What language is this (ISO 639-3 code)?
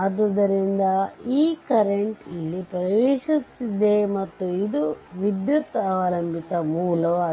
kan